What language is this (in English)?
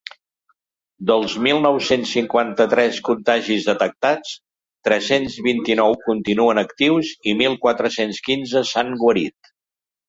Catalan